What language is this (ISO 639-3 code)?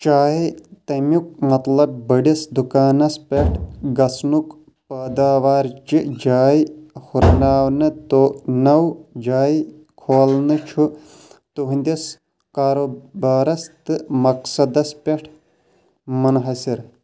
kas